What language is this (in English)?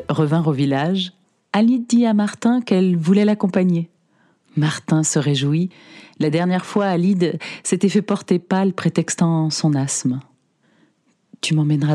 French